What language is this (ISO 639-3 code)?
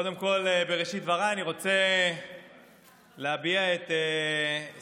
heb